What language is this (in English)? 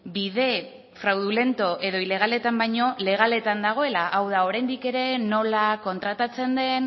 Basque